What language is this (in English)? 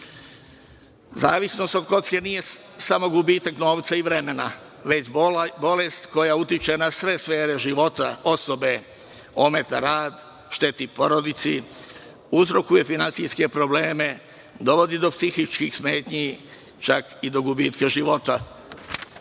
Serbian